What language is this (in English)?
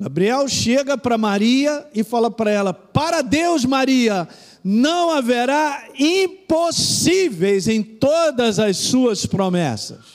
Portuguese